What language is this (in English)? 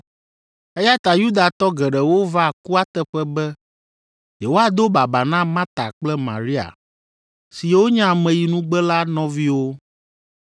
Ewe